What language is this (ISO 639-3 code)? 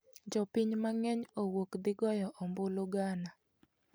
luo